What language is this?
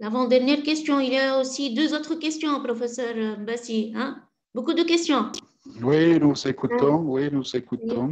French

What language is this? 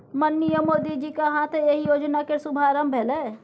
Maithili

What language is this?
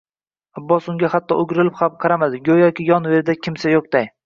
Uzbek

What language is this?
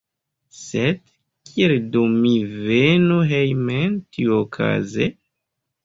Esperanto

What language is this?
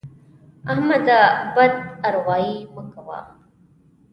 Pashto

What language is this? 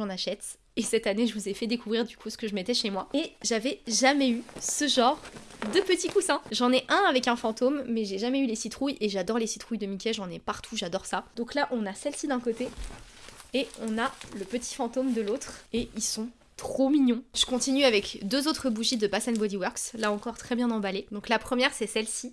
French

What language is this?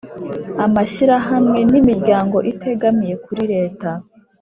Kinyarwanda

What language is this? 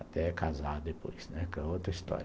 Portuguese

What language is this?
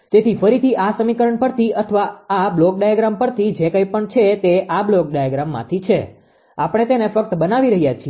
Gujarati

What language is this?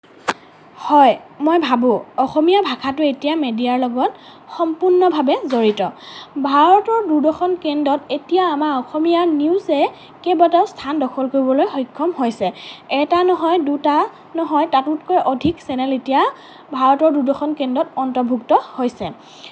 Assamese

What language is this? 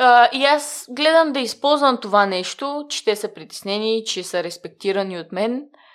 Bulgarian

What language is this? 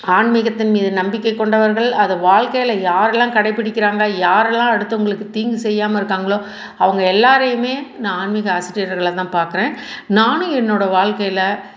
Tamil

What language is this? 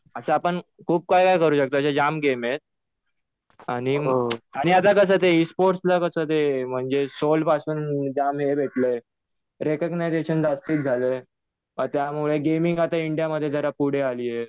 Marathi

